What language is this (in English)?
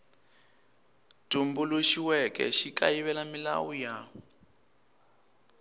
Tsonga